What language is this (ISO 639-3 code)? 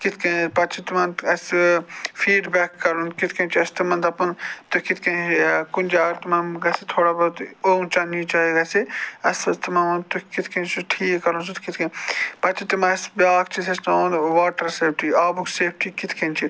kas